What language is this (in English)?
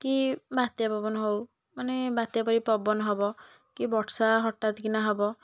Odia